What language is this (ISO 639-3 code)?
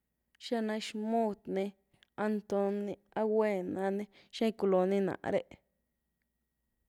ztu